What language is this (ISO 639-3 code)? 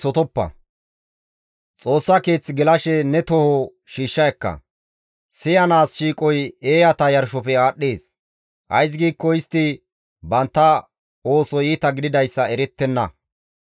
gmv